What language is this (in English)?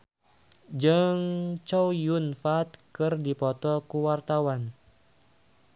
Sundanese